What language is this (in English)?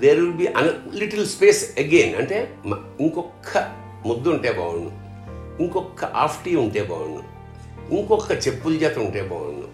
Telugu